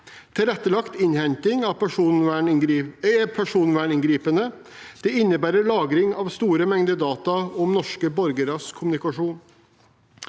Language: Norwegian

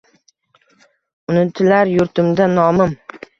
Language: Uzbek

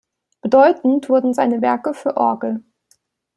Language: German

